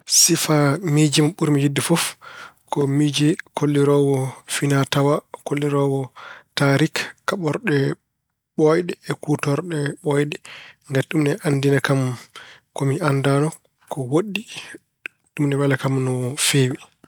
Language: Fula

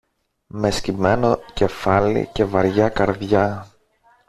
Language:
Greek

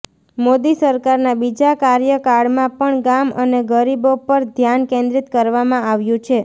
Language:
Gujarati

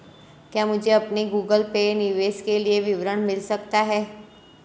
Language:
Hindi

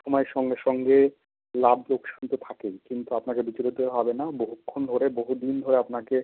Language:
Bangla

